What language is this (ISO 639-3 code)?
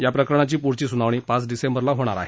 mar